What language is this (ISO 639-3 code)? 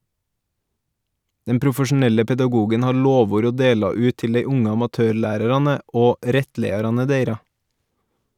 nor